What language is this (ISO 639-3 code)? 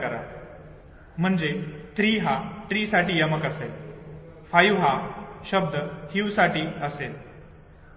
mar